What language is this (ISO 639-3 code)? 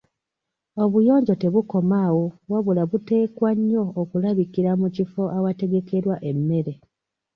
lug